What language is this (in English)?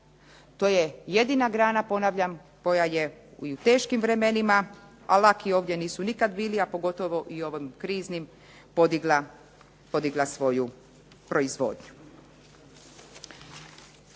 Croatian